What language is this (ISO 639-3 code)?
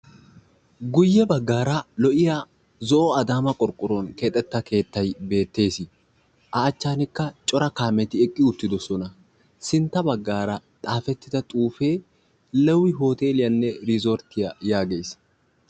wal